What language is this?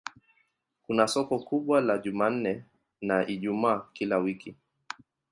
Swahili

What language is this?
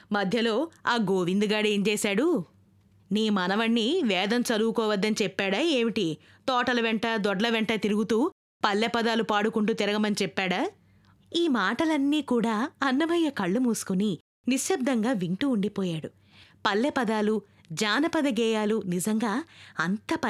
Telugu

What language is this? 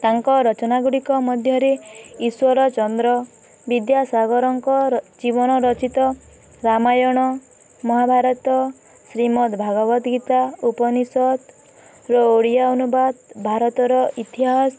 Odia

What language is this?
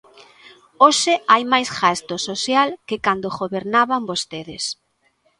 Galician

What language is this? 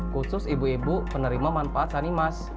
Indonesian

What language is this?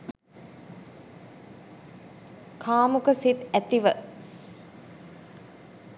Sinhala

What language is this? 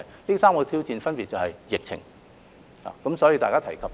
Cantonese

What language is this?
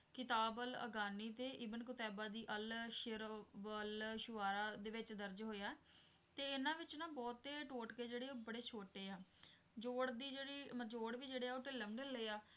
Punjabi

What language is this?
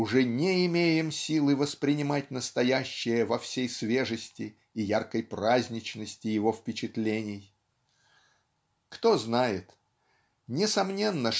Russian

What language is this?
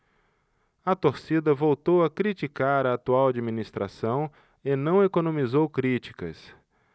Portuguese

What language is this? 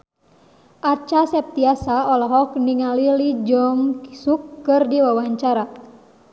Sundanese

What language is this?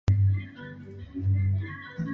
Swahili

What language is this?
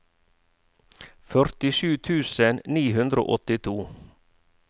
Norwegian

